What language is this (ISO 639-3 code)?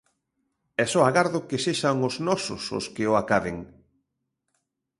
glg